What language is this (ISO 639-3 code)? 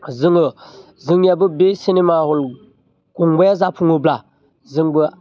brx